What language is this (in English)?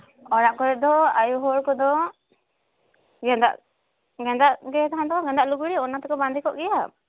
Santali